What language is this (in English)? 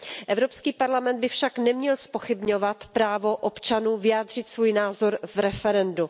Czech